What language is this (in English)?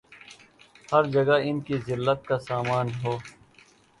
Urdu